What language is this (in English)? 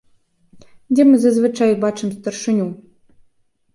Belarusian